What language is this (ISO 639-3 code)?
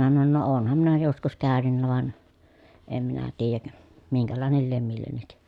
fin